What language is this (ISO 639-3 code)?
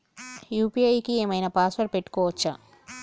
tel